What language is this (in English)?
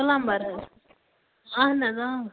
Kashmiri